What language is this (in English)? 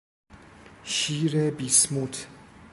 Persian